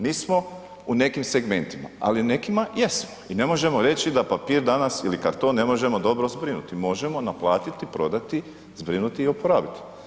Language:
Croatian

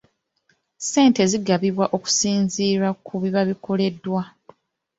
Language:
Ganda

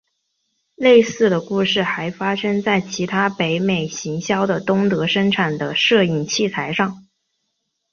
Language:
Chinese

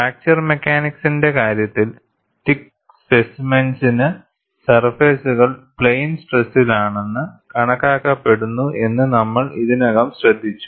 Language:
Malayalam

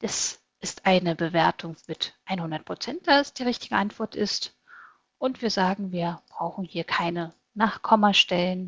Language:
German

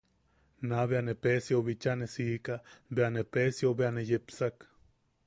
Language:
Yaqui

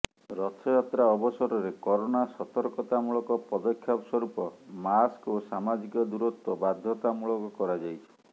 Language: Odia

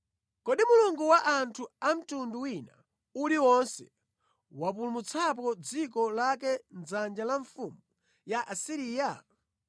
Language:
Nyanja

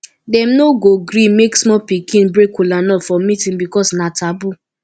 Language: Nigerian Pidgin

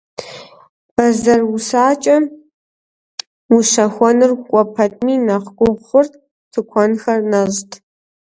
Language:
Kabardian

